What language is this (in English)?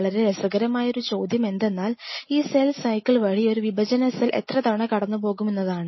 Malayalam